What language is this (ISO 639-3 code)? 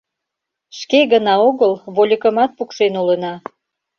chm